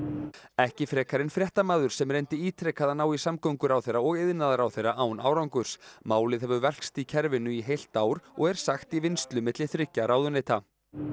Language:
Icelandic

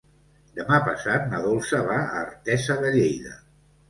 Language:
Catalan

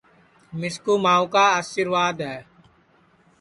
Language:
Sansi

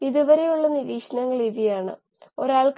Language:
Malayalam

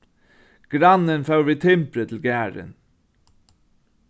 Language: Faroese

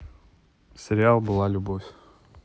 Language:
Russian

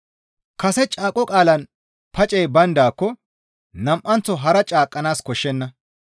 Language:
Gamo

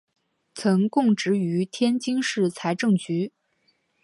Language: Chinese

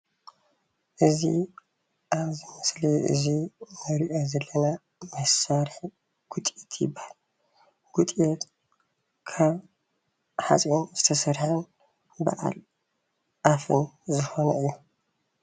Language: Tigrinya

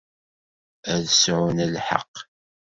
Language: Kabyle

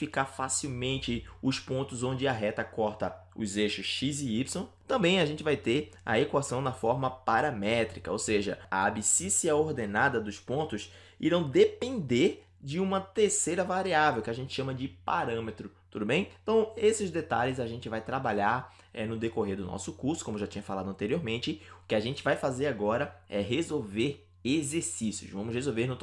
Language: Portuguese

